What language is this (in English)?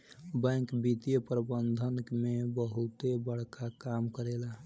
Bhojpuri